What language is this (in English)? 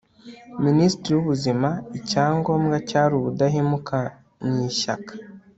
Kinyarwanda